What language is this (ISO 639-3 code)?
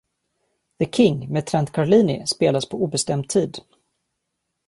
swe